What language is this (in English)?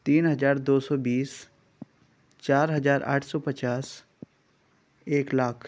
Urdu